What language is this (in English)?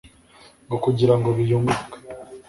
Kinyarwanda